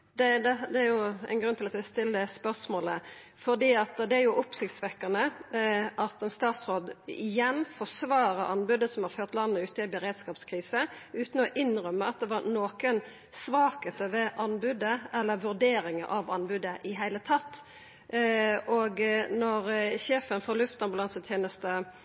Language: Norwegian Nynorsk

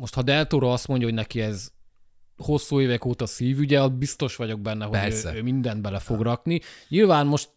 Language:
Hungarian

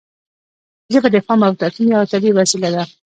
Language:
Pashto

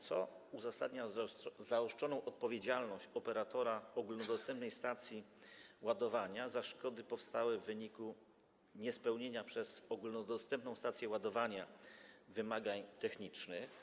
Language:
Polish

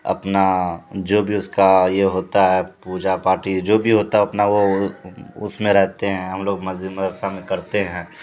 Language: Urdu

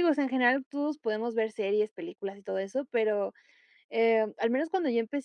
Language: Spanish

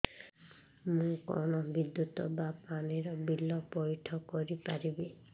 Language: Odia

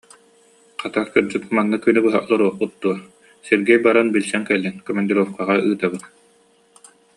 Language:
Yakut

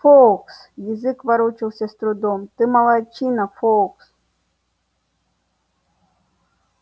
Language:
Russian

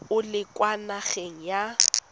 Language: Tswana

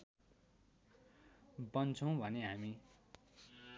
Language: Nepali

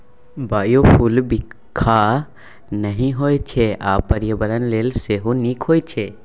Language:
Maithili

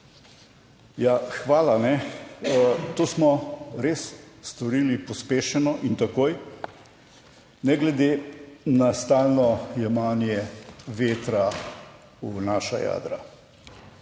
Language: Slovenian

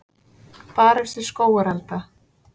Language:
Icelandic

